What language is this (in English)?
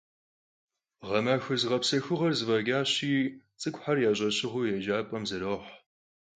Kabardian